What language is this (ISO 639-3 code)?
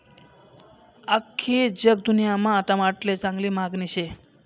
mar